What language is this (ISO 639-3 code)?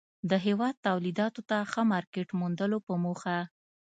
pus